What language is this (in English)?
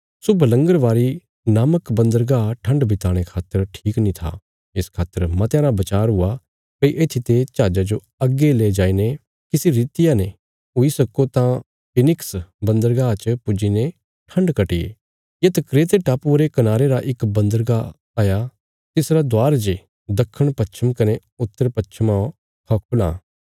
Bilaspuri